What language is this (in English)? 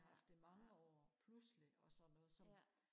Danish